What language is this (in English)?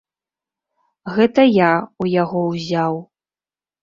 Belarusian